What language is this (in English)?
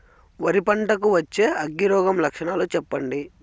Telugu